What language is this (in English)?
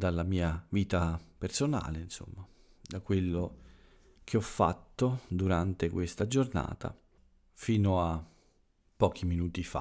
Italian